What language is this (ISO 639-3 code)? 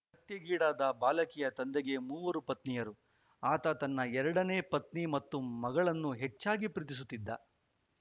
kan